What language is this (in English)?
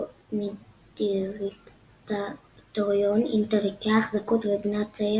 Hebrew